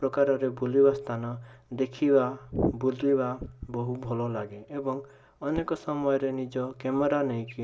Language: Odia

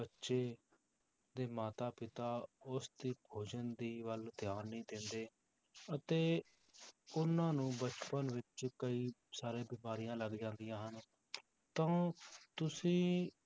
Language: Punjabi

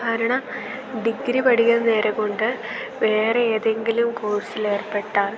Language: Malayalam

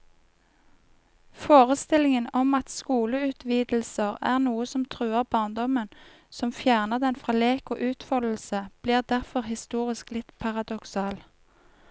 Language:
Norwegian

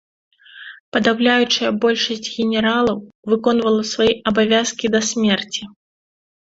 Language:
Belarusian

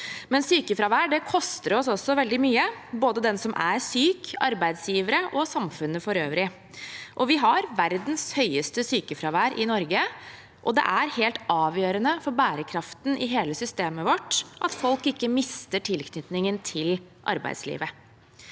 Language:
Norwegian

